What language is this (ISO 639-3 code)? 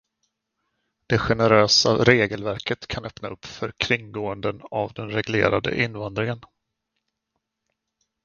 swe